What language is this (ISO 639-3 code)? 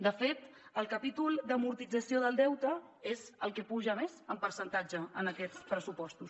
cat